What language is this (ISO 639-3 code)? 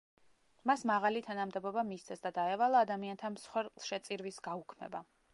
kat